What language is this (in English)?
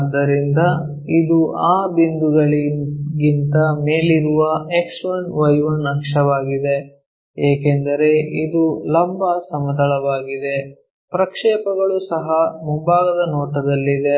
Kannada